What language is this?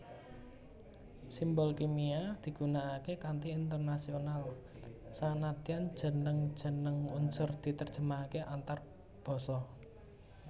Javanese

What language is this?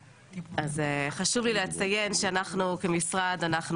Hebrew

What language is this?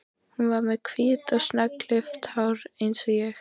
Icelandic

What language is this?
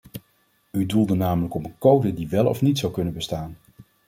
Dutch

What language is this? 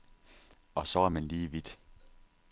Danish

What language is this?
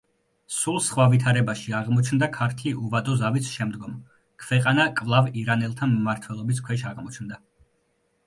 Georgian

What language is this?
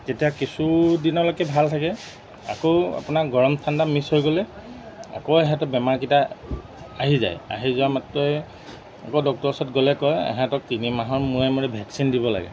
Assamese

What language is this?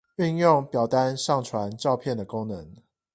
Chinese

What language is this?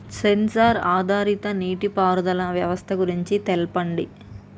Telugu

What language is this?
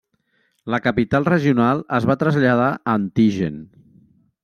Catalan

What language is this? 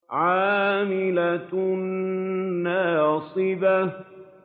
Arabic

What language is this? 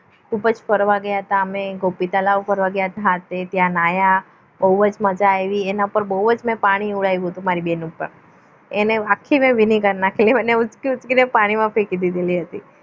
Gujarati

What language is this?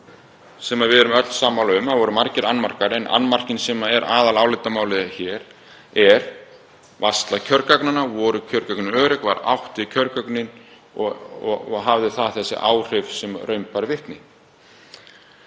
Icelandic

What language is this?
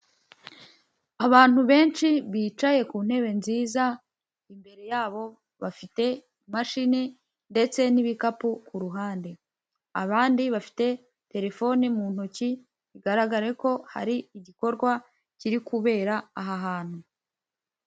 Kinyarwanda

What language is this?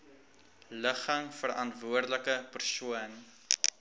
Afrikaans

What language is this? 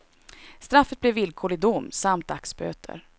Swedish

